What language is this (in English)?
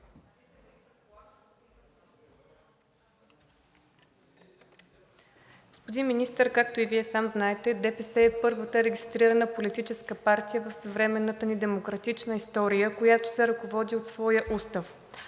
Bulgarian